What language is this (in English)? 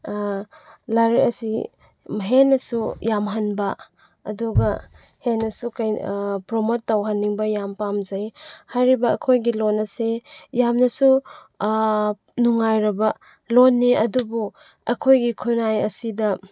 Manipuri